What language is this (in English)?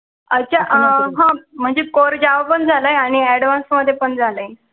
Marathi